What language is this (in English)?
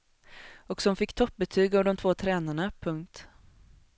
Swedish